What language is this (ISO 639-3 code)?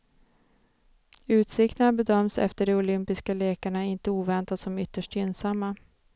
swe